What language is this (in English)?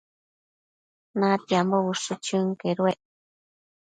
Matsés